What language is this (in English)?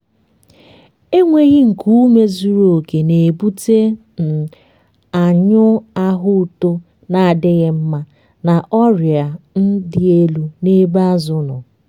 Igbo